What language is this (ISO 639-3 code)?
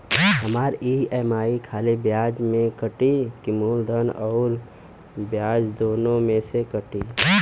bho